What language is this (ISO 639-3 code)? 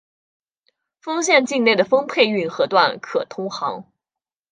zho